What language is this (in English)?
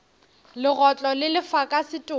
Northern Sotho